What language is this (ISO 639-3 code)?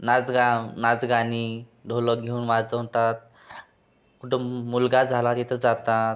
mar